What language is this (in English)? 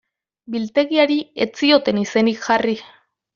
Basque